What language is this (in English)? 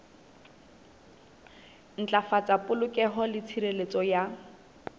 Southern Sotho